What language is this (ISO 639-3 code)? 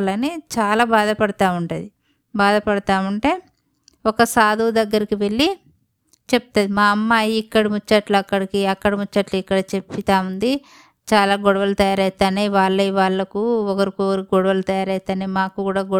tel